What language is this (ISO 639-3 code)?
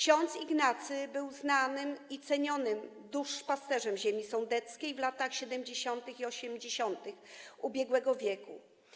pol